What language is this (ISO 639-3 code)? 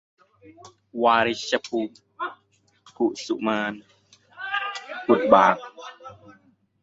tha